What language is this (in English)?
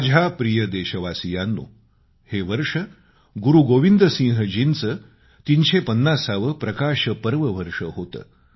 Marathi